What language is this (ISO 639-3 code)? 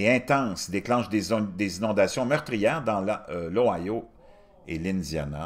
fra